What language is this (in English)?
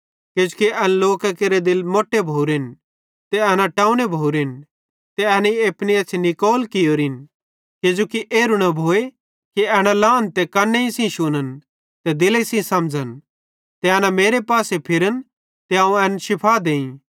Bhadrawahi